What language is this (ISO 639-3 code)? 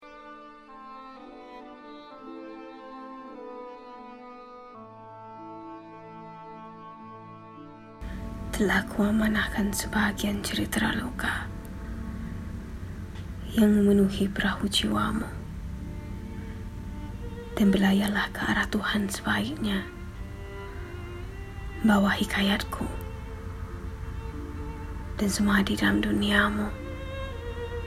msa